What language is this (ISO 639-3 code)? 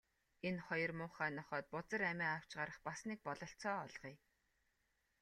mon